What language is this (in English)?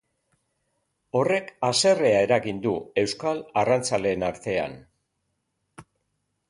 Basque